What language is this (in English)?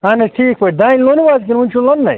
Kashmiri